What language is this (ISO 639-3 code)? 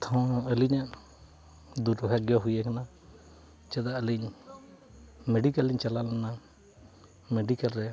sat